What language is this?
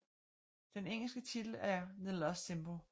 Danish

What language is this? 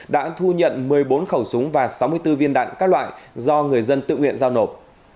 Vietnamese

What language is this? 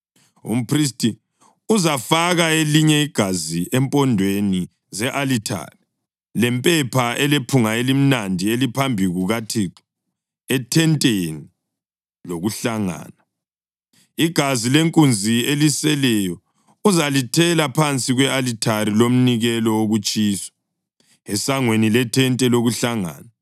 North Ndebele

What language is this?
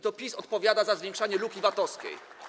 Polish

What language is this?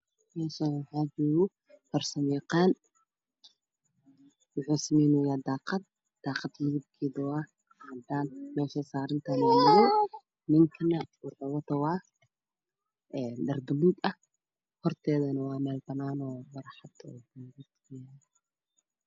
Somali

